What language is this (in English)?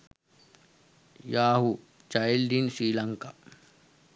Sinhala